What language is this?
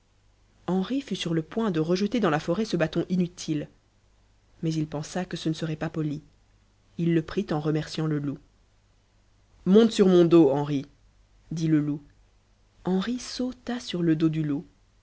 French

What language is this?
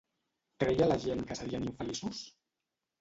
Catalan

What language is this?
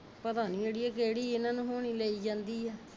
Punjabi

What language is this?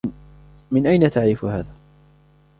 Arabic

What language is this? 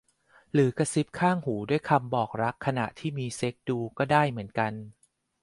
Thai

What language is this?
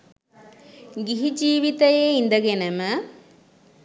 Sinhala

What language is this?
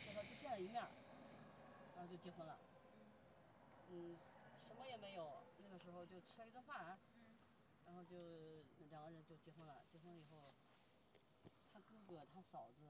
Chinese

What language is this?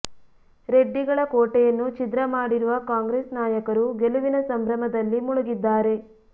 Kannada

